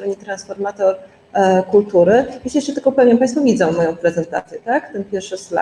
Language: Polish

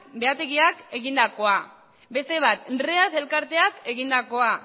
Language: Basque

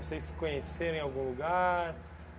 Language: Portuguese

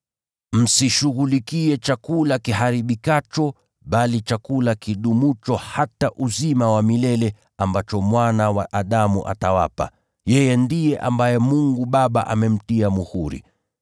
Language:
Swahili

